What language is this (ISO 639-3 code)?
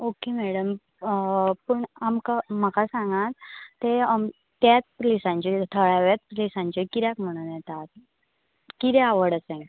kok